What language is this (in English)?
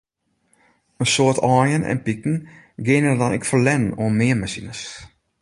Western Frisian